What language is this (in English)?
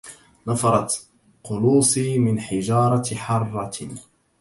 Arabic